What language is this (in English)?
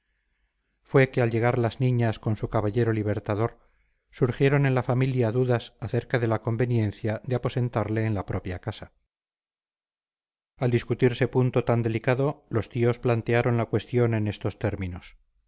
Spanish